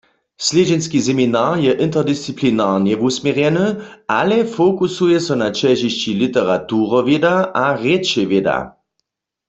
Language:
Upper Sorbian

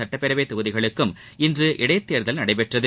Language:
Tamil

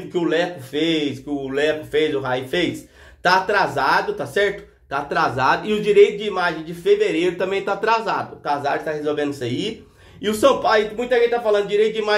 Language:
Portuguese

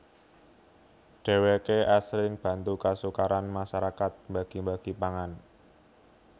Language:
Javanese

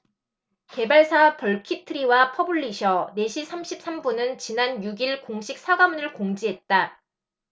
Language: Korean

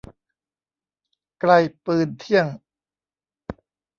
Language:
Thai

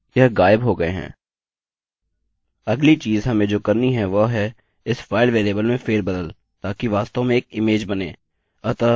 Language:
Hindi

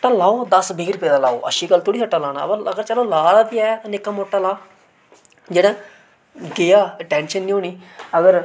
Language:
Dogri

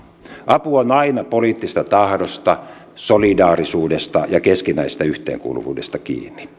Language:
Finnish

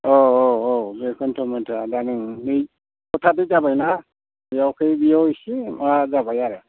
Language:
Bodo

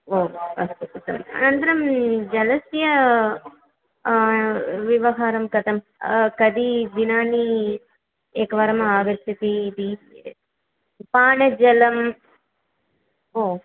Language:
Sanskrit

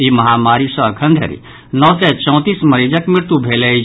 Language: Maithili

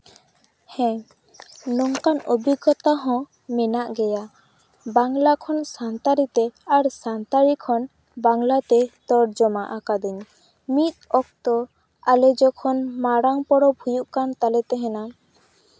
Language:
Santali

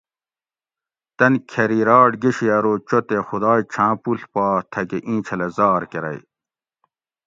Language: Gawri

